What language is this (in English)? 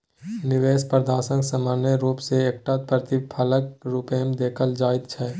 Maithili